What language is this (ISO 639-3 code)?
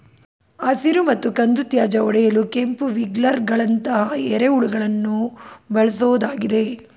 kan